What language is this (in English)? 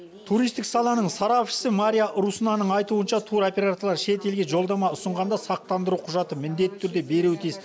Kazakh